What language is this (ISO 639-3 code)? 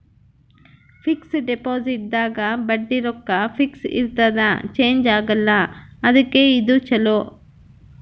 kan